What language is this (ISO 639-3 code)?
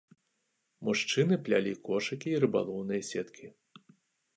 bel